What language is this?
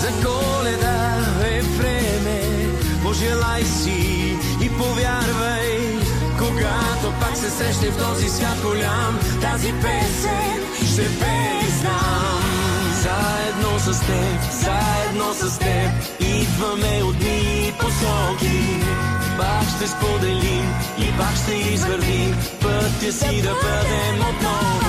Bulgarian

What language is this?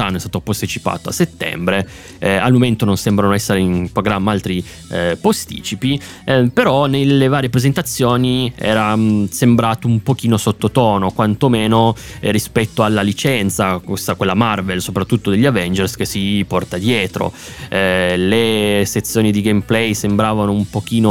Italian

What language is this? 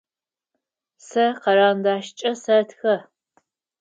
Adyghe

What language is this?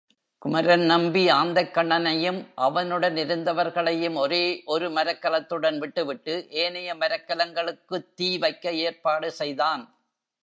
Tamil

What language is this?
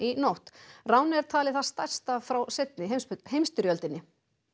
Icelandic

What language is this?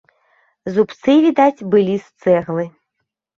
Belarusian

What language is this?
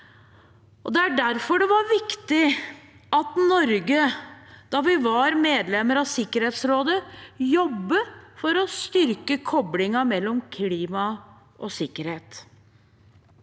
Norwegian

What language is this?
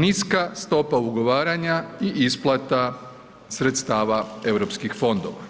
Croatian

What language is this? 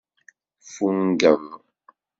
Kabyle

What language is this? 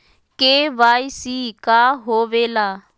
Magahi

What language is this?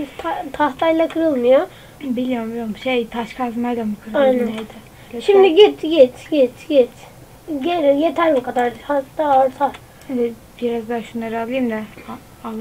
Turkish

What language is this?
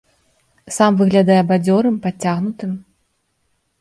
Belarusian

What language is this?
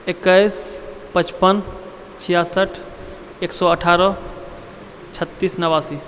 Maithili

